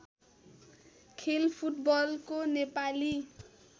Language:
Nepali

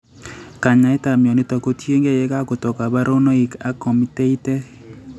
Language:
Kalenjin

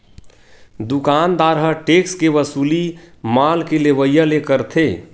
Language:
Chhattisgarhi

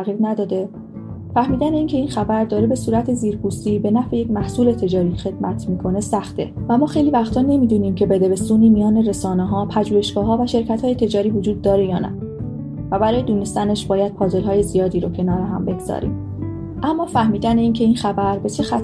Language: Persian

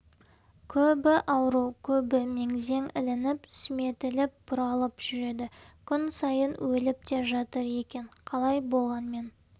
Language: Kazakh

